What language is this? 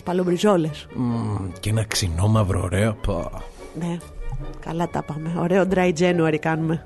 Greek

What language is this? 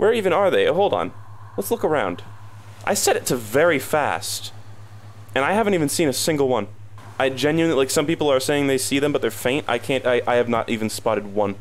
English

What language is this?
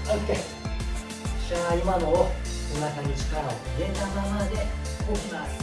Japanese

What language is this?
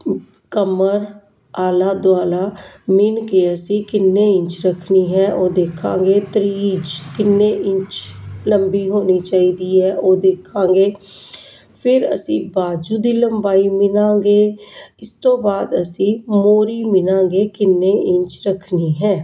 Punjabi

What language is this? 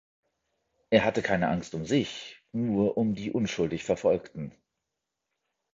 German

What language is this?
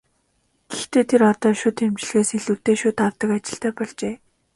Mongolian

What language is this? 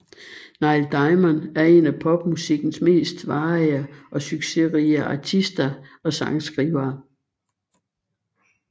Danish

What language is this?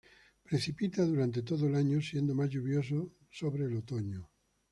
Spanish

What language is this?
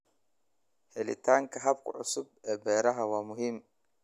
Somali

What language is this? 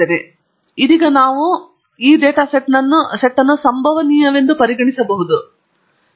Kannada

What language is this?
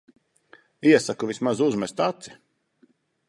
Latvian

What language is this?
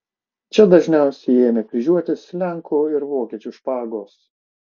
Lithuanian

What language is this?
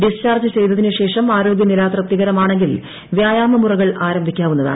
Malayalam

